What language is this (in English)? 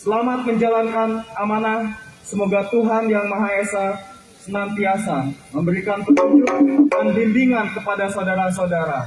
Indonesian